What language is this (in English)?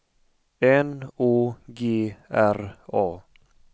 Swedish